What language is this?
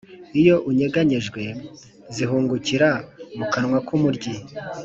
Kinyarwanda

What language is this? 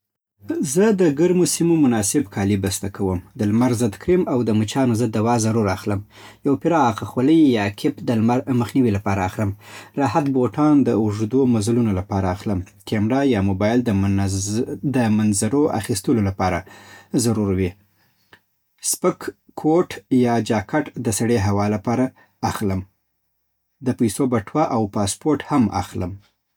Southern Pashto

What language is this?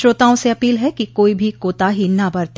Hindi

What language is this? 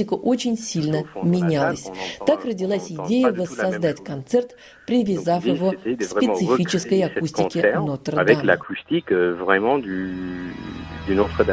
Russian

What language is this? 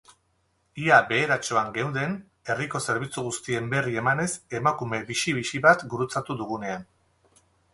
Basque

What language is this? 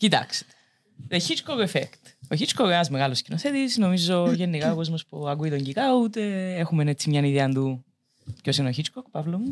Greek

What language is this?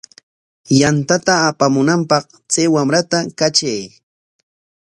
Corongo Ancash Quechua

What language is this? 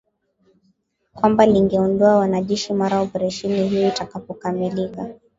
Swahili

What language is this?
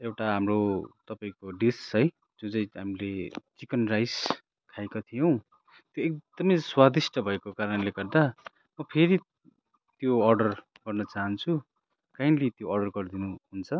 Nepali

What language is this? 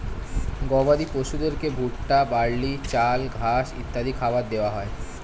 Bangla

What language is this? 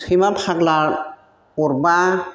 Bodo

